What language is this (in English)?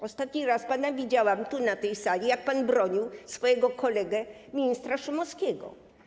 Polish